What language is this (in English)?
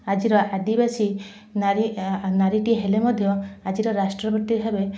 Odia